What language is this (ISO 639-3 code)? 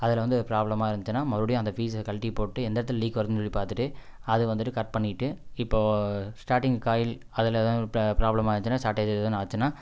tam